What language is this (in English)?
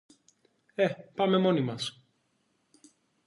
Greek